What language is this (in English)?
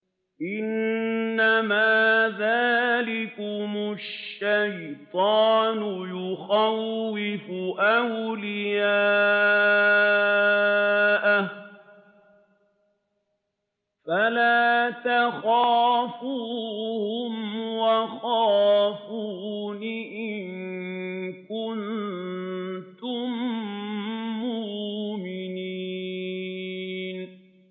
Arabic